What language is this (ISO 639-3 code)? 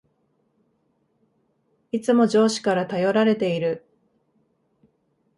jpn